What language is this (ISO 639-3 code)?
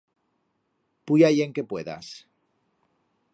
arg